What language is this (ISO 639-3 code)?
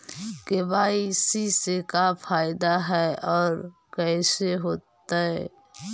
mag